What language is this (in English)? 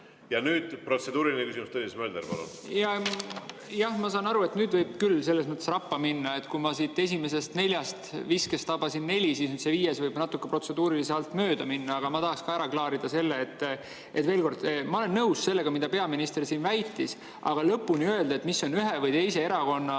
Estonian